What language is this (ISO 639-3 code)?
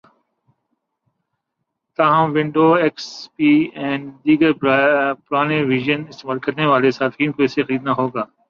urd